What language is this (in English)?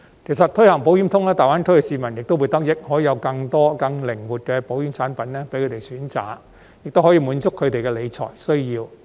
Cantonese